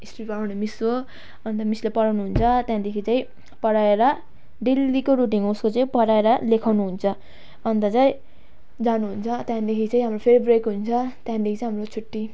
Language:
Nepali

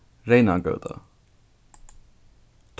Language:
Faroese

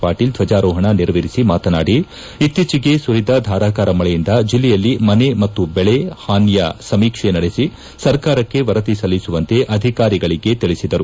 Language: Kannada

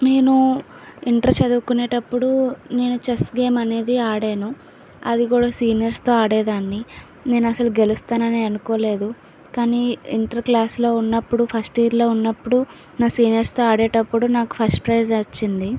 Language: Telugu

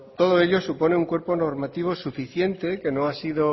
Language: Spanish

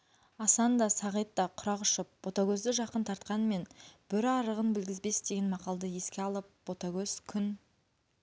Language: Kazakh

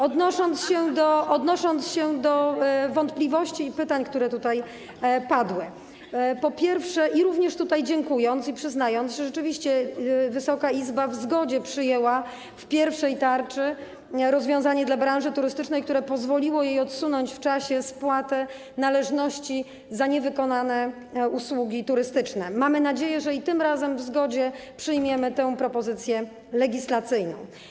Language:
Polish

